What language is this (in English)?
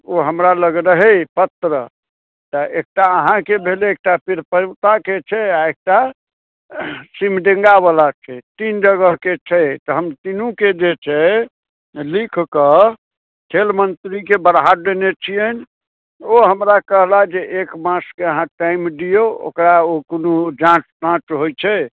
Maithili